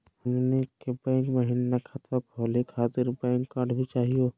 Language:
Magahi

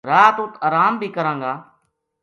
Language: Gujari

